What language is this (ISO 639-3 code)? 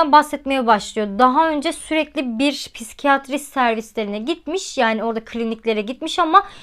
tur